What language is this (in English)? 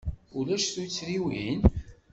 Kabyle